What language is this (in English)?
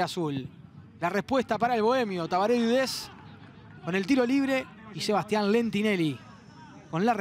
Spanish